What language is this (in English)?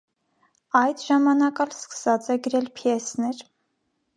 Armenian